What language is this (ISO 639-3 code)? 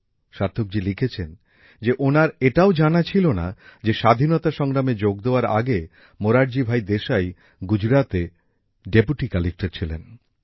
ben